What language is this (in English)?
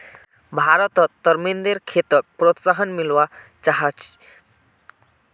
Magahi